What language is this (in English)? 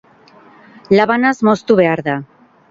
Basque